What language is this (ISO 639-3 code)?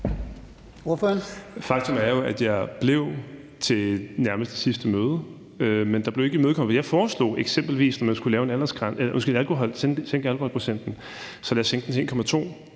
dan